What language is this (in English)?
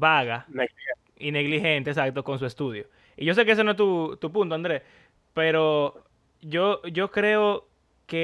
Spanish